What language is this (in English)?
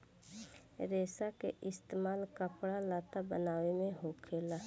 Bhojpuri